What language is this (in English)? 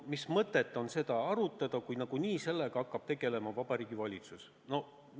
Estonian